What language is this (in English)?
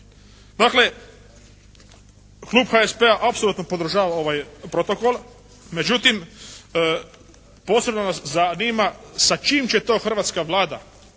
Croatian